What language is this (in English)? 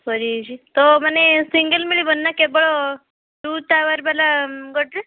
Odia